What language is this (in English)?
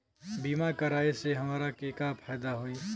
Bhojpuri